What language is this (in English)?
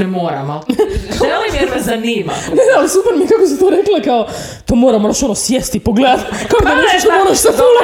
Croatian